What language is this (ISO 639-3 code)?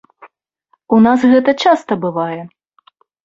bel